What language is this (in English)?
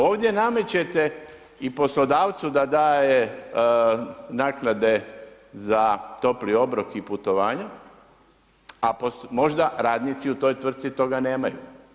Croatian